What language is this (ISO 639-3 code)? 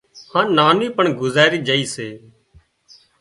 kxp